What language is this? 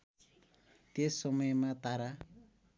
Nepali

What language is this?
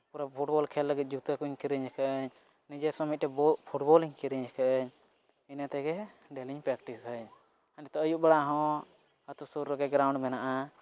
Santali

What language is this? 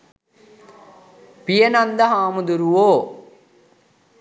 Sinhala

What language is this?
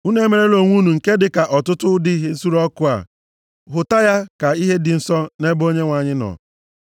Igbo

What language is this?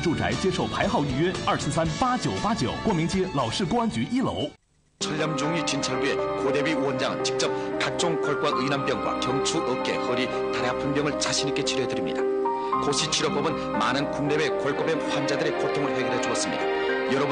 Korean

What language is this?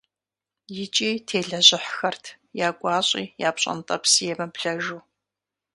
Kabardian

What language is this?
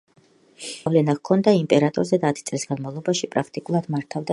Georgian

